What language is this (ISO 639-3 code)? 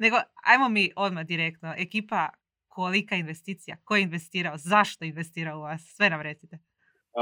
hrv